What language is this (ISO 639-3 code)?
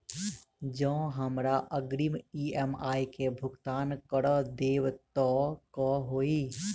mai